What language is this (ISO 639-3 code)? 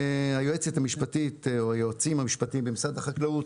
heb